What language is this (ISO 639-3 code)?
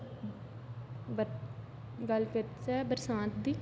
doi